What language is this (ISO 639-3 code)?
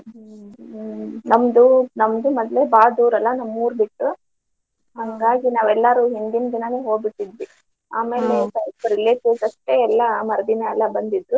kan